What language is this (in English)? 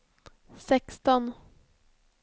Swedish